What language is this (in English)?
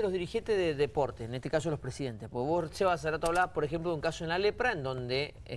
Spanish